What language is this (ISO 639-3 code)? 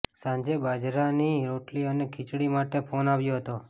guj